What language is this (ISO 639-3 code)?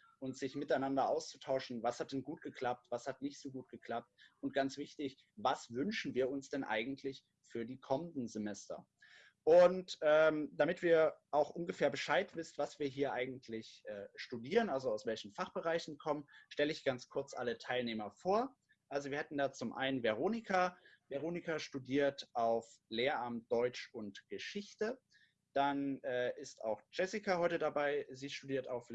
deu